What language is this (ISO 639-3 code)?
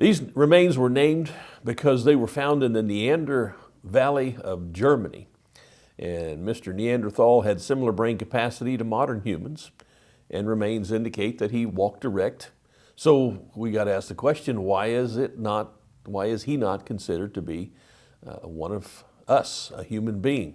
eng